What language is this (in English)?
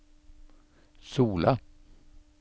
Norwegian